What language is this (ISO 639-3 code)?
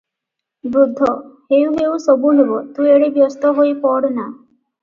ori